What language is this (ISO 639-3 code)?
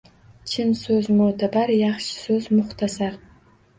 uzb